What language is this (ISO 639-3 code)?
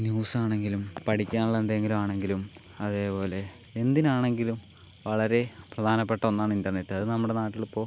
mal